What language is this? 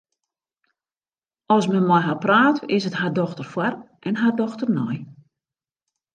Western Frisian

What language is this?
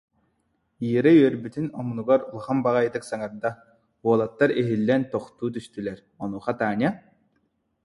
Yakut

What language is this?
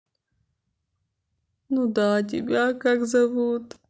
Russian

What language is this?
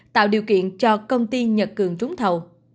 Vietnamese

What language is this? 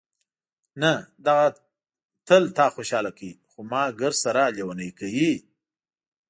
Pashto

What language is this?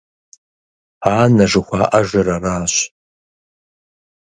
Kabardian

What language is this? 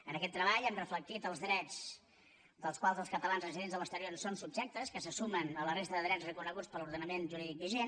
Catalan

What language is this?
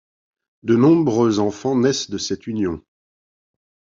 French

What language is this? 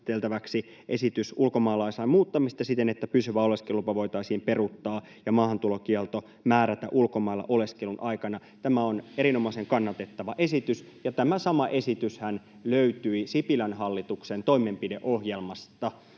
Finnish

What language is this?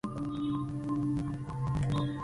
Spanish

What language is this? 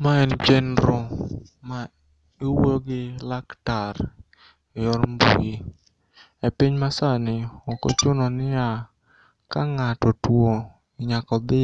Luo (Kenya and Tanzania)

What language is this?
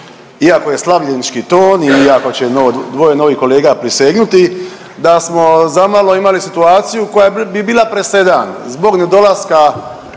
Croatian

